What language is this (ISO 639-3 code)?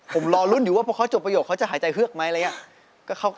tha